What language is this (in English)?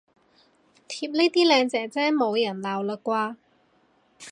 Cantonese